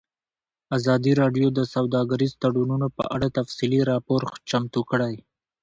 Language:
Pashto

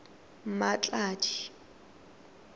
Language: Tswana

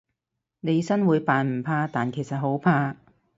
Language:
Cantonese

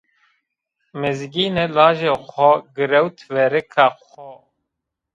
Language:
Zaza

